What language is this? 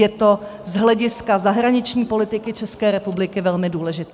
Czech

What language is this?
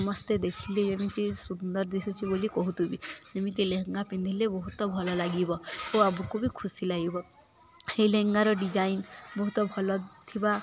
Odia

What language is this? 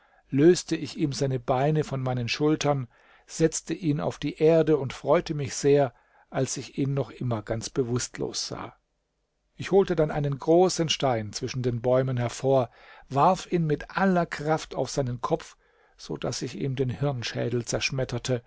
German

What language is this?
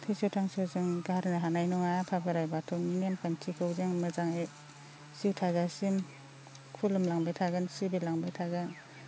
Bodo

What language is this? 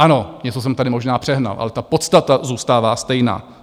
Czech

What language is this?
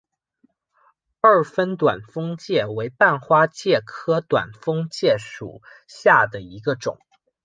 Chinese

